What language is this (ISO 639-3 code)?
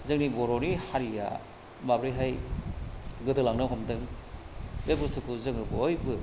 brx